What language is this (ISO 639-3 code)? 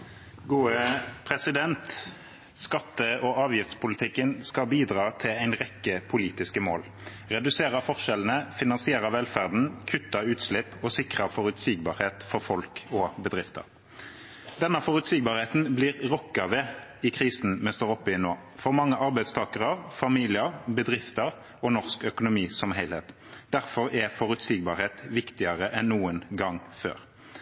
nob